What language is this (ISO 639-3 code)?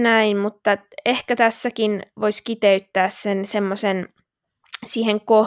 fin